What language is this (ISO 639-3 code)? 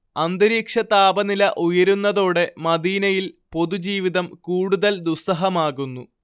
mal